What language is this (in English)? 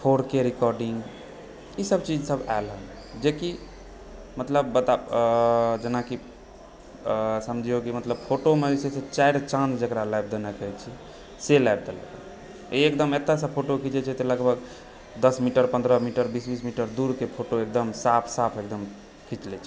Maithili